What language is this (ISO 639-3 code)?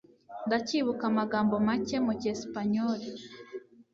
kin